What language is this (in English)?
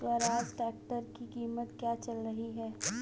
Hindi